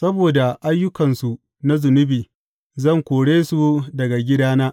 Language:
Hausa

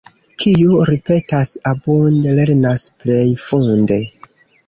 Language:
Esperanto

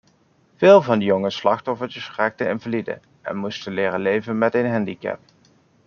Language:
Dutch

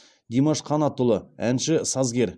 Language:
Kazakh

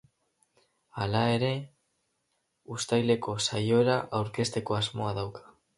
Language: Basque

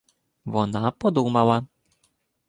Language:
Ukrainian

